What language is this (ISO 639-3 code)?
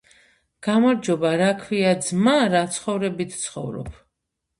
kat